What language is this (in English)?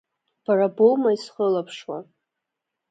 Abkhazian